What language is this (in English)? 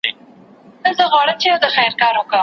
Pashto